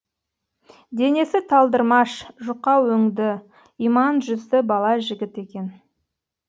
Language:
Kazakh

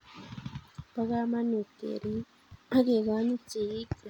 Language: Kalenjin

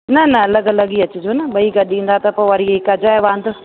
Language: Sindhi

